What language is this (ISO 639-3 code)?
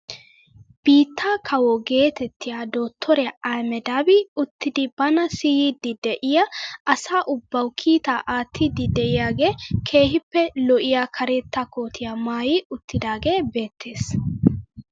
wal